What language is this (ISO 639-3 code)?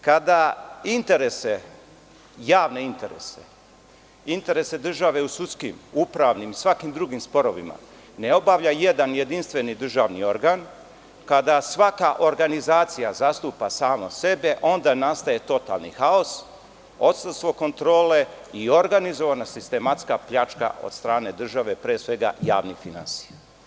srp